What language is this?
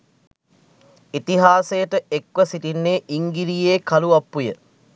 Sinhala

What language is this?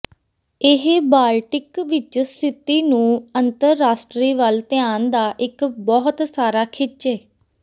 Punjabi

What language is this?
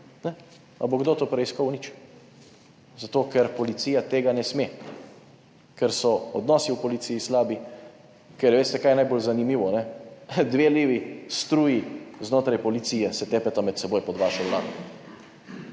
Slovenian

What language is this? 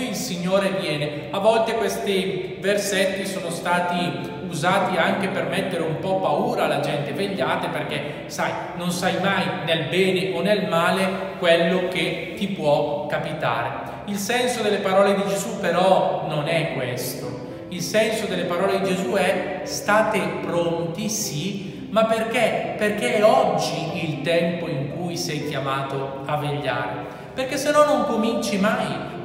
Italian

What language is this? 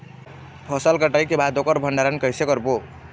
Chhattisgarhi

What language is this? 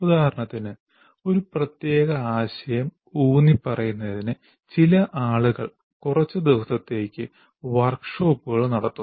Malayalam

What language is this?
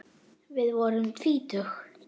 Icelandic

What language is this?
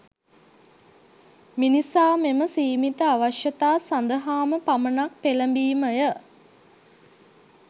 Sinhala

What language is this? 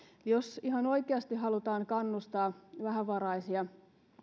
Finnish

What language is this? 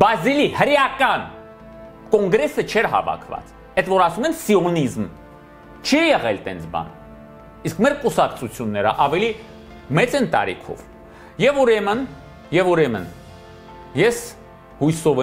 Romanian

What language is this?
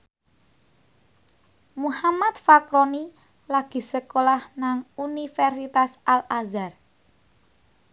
Javanese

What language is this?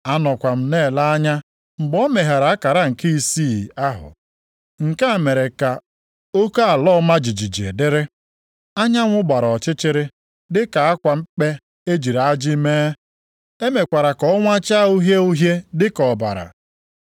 Igbo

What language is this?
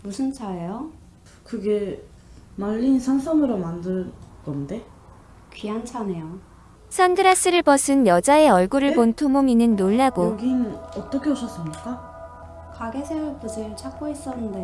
Korean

